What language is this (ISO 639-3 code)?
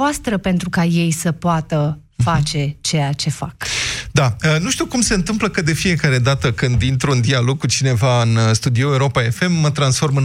ron